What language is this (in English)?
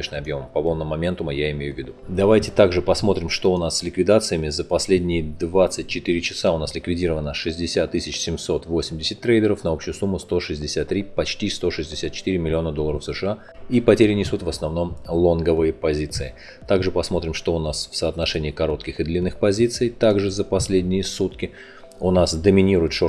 Russian